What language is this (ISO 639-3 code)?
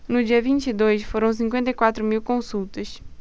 por